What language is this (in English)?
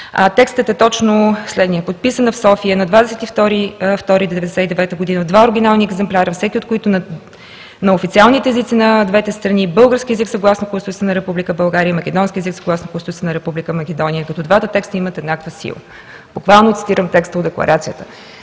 Bulgarian